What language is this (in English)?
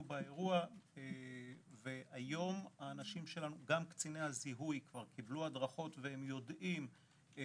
Hebrew